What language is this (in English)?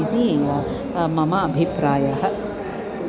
Sanskrit